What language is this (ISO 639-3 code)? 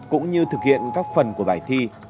vie